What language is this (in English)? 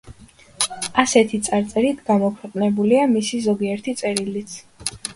Georgian